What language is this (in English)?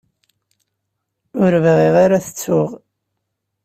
Kabyle